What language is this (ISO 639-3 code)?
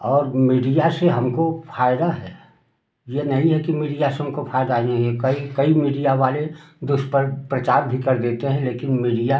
hin